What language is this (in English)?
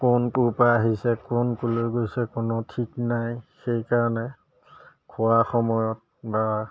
Assamese